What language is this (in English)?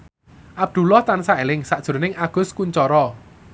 Javanese